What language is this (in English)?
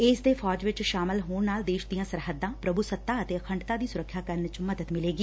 Punjabi